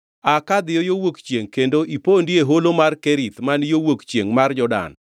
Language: Luo (Kenya and Tanzania)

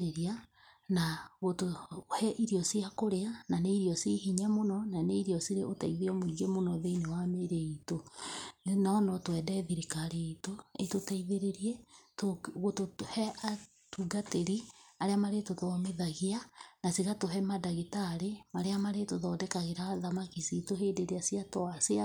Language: Kikuyu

